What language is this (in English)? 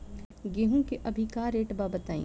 Bhojpuri